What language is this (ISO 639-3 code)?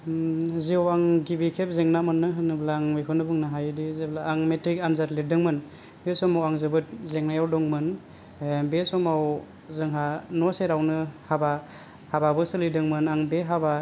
brx